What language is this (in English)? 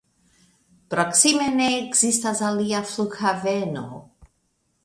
Esperanto